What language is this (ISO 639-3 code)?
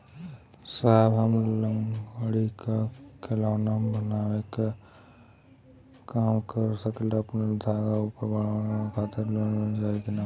bho